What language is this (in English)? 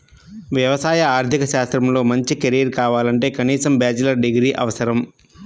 Telugu